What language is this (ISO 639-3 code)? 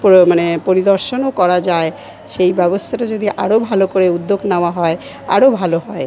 ben